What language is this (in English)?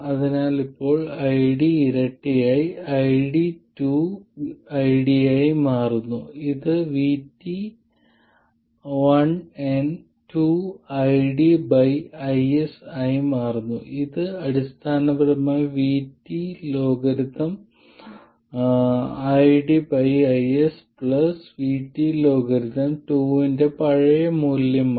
Malayalam